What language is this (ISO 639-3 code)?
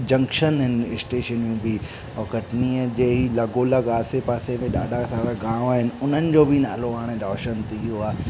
snd